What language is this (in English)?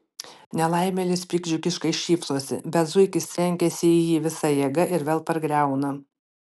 Lithuanian